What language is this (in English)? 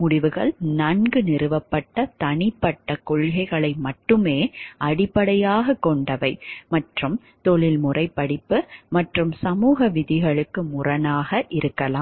Tamil